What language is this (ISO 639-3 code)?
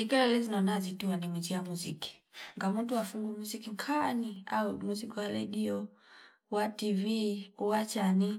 fip